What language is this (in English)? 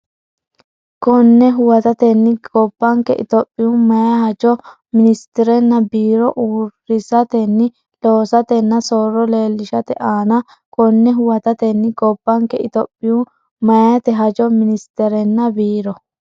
Sidamo